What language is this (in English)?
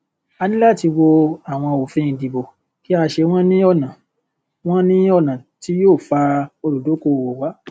Yoruba